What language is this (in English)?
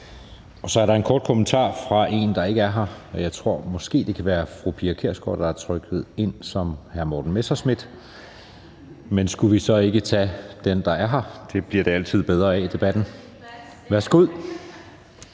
Danish